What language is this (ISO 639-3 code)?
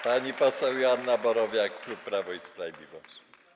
pol